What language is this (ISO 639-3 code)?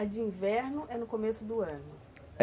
por